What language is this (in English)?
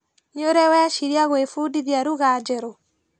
Kikuyu